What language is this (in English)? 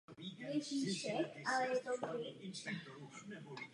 Czech